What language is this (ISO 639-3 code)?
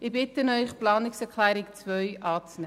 gsw